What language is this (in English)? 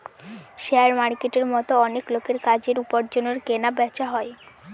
Bangla